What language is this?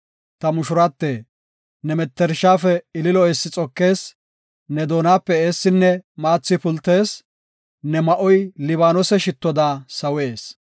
Gofa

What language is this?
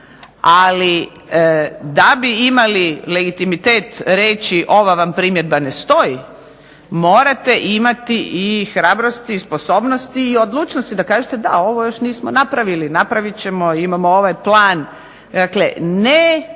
Croatian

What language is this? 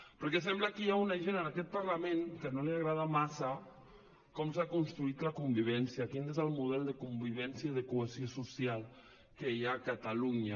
Catalan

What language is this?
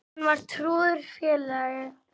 Icelandic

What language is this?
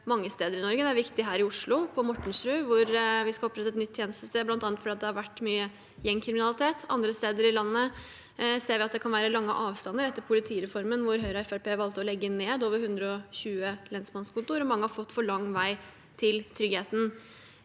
Norwegian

